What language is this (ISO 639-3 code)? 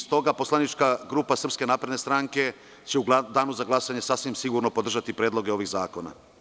srp